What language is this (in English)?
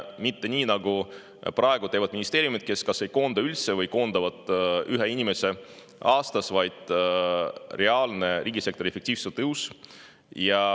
Estonian